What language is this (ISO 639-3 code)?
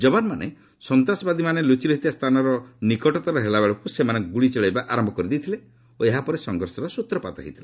ori